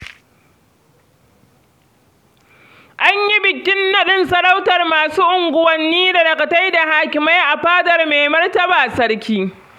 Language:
Hausa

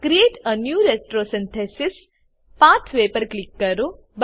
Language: Gujarati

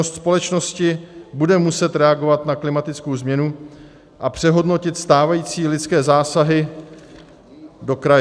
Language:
Czech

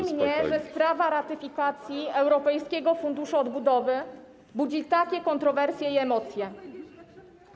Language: Polish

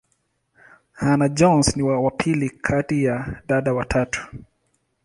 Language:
Swahili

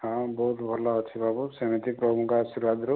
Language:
Odia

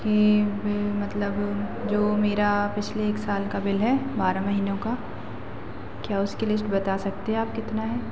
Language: Hindi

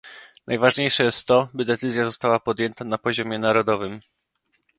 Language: Polish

